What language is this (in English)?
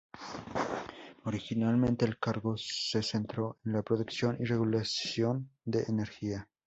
Spanish